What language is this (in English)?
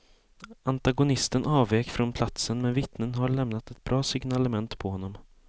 Swedish